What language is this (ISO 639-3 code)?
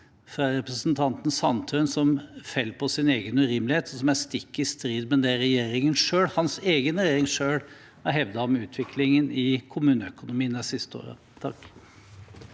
nor